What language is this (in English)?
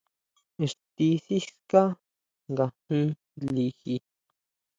Huautla Mazatec